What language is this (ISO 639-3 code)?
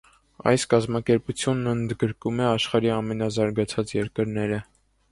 hye